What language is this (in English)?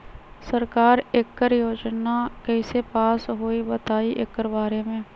Magahi